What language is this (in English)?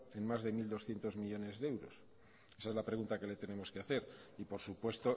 Spanish